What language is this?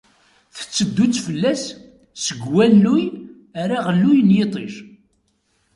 Kabyle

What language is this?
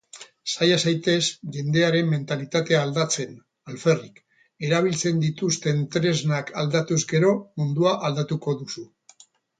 Basque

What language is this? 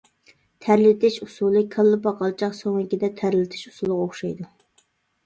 Uyghur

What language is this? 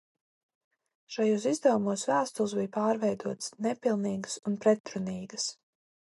Latvian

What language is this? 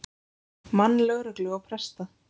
Icelandic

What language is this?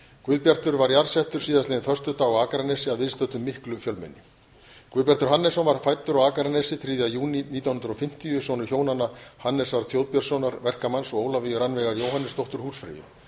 Icelandic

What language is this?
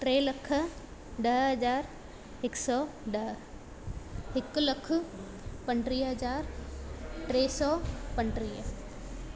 Sindhi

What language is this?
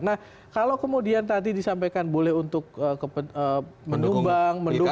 Indonesian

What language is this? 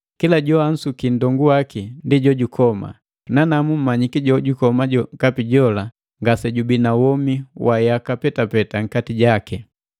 Matengo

